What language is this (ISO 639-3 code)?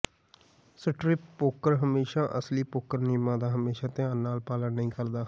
pan